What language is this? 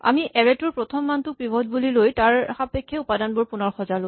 Assamese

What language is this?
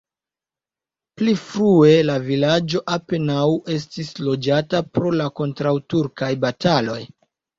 Esperanto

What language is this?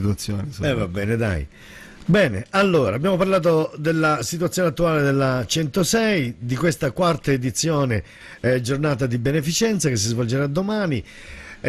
Italian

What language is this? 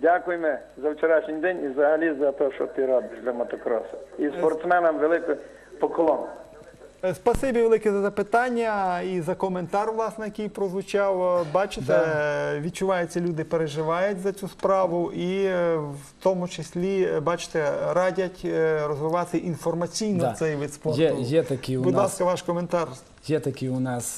Ukrainian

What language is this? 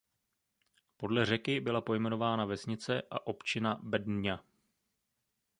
Czech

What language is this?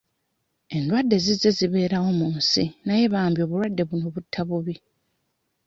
Ganda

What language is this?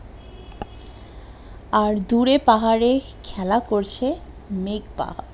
Bangla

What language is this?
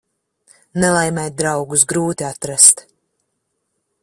Latvian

